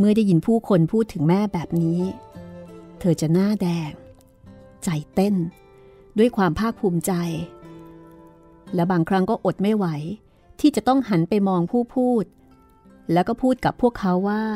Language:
Thai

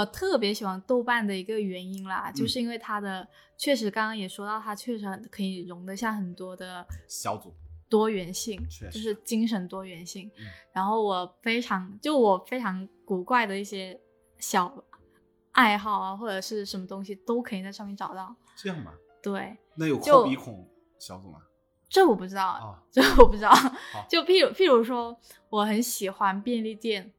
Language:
Chinese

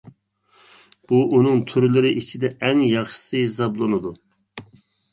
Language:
Uyghur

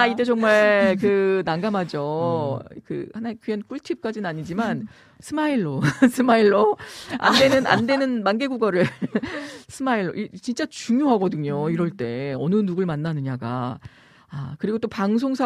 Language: Korean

